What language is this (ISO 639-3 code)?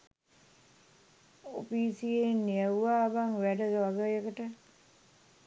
sin